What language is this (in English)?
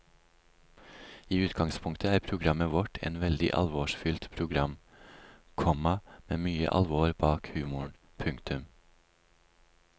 Norwegian